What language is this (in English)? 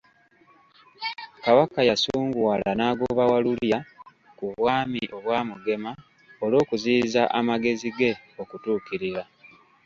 Ganda